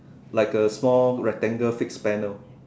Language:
English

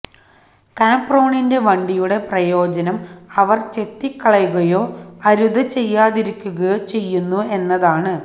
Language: Malayalam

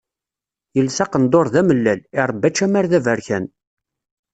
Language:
Kabyle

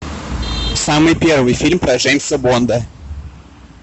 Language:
Russian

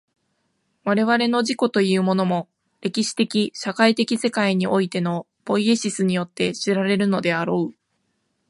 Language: Japanese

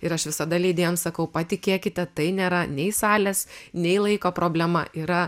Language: Lithuanian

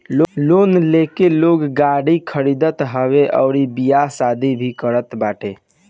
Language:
Bhojpuri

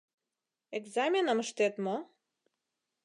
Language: Mari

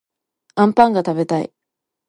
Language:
Japanese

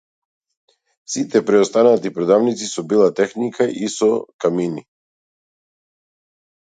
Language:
Macedonian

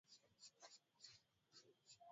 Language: Swahili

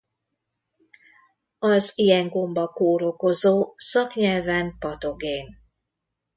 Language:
Hungarian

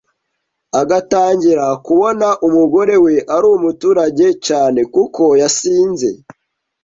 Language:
Kinyarwanda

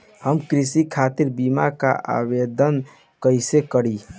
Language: Bhojpuri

